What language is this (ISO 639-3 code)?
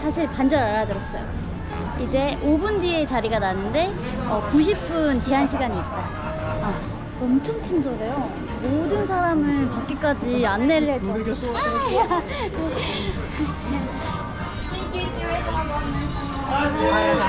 kor